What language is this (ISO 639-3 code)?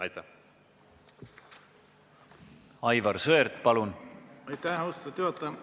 est